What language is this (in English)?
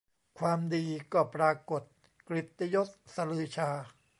Thai